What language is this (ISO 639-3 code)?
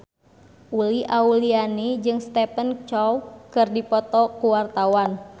sun